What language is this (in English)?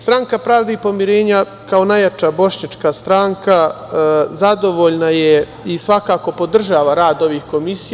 Serbian